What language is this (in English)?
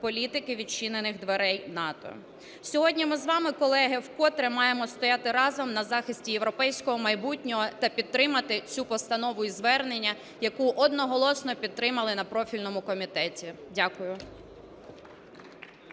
Ukrainian